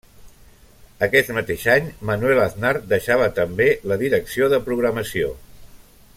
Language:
Catalan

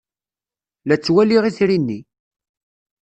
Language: Kabyle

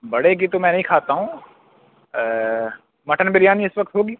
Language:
Urdu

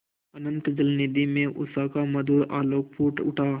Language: Hindi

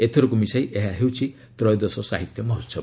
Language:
Odia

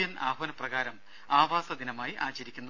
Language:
Malayalam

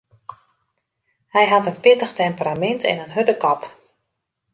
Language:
Western Frisian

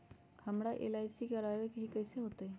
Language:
Magahi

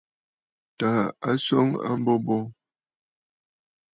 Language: Bafut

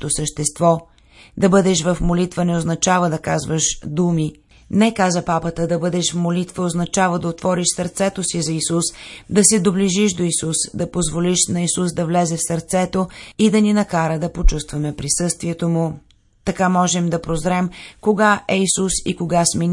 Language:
Bulgarian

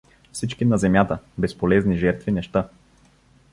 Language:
Bulgarian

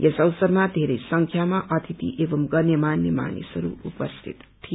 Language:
Nepali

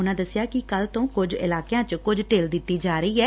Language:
Punjabi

